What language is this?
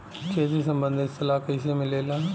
Bhojpuri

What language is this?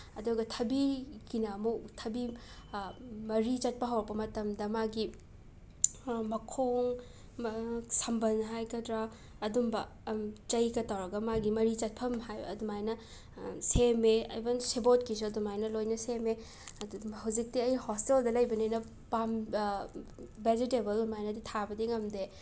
Manipuri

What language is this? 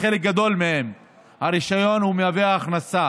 Hebrew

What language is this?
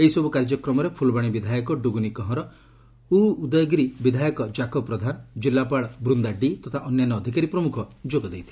Odia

